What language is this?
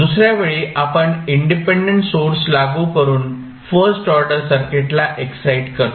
Marathi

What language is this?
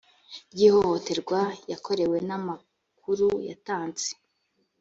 Kinyarwanda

